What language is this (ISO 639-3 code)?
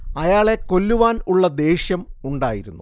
mal